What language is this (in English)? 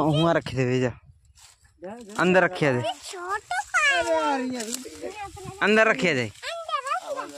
Arabic